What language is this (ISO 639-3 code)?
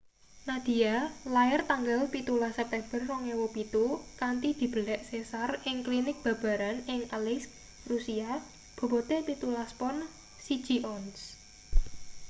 jav